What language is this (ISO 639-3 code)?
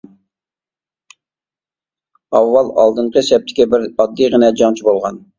uig